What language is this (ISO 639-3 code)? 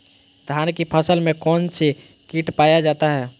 mag